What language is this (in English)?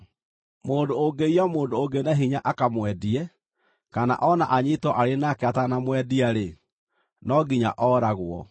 Kikuyu